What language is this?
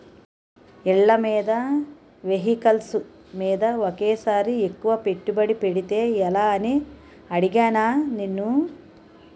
Telugu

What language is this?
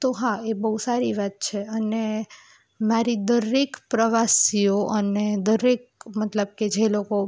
Gujarati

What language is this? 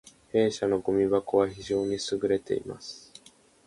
Japanese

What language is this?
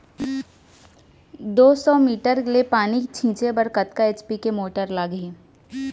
Chhattisgarhi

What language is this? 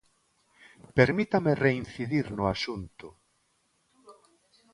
Galician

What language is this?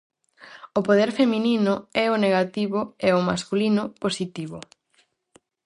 Galician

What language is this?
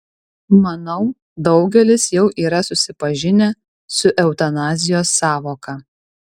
Lithuanian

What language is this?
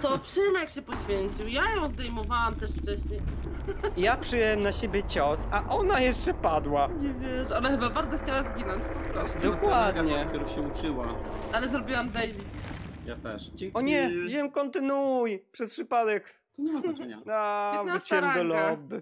Polish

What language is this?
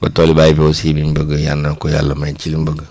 Wolof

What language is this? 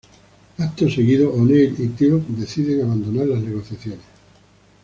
Spanish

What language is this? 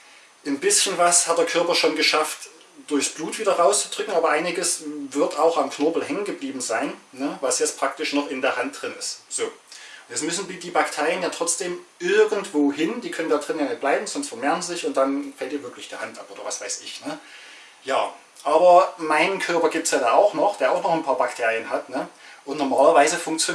German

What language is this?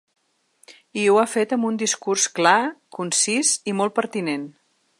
Catalan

